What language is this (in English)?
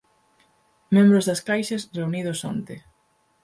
Galician